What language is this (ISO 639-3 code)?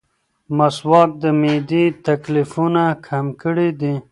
pus